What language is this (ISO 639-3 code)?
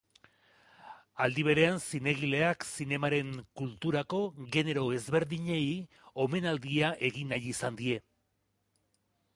eus